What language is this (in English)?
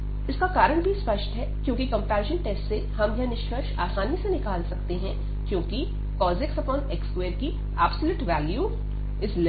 Hindi